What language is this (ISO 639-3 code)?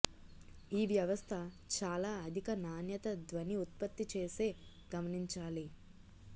tel